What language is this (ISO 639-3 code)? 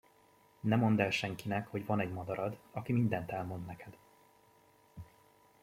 hun